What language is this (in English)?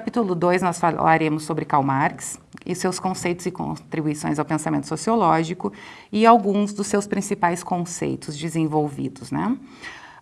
Portuguese